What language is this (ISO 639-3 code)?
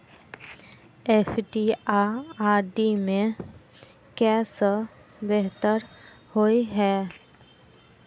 mai